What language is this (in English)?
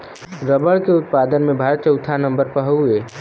Bhojpuri